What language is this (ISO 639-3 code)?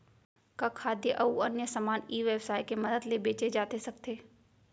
hne